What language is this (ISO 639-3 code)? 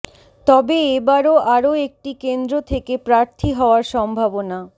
ben